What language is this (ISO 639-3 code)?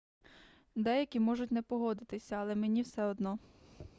ukr